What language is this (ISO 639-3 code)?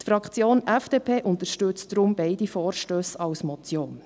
gsw